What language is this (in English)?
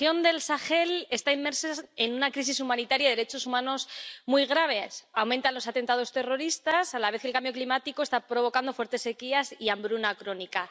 Spanish